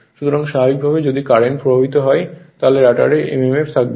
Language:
Bangla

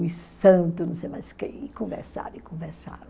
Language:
Portuguese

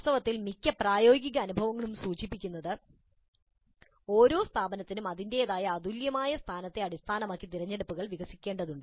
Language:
Malayalam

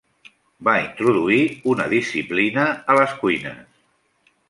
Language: Catalan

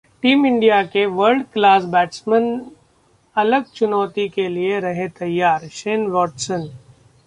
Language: Hindi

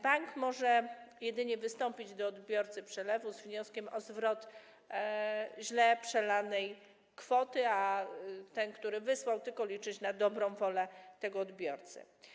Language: Polish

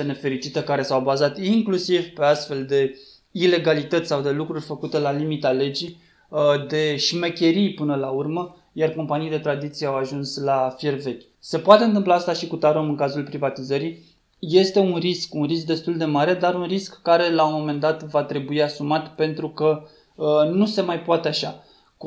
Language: Romanian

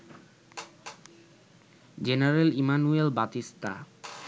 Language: Bangla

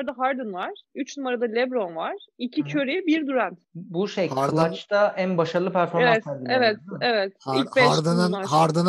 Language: Turkish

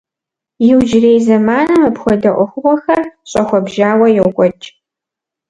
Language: Kabardian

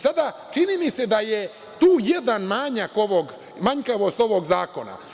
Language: Serbian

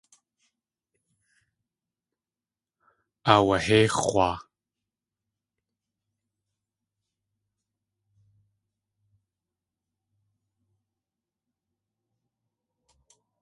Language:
Tlingit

